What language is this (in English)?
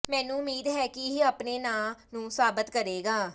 Punjabi